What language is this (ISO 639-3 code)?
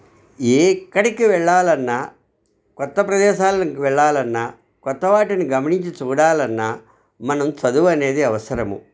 tel